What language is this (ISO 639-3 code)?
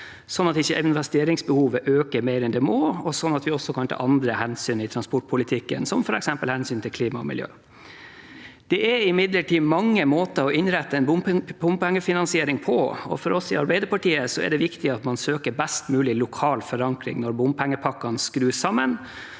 nor